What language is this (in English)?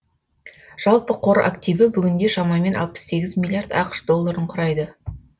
Kazakh